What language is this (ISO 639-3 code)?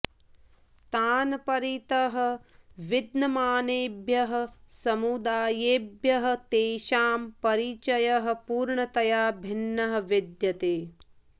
san